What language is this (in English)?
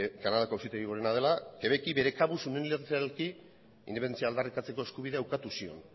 Basque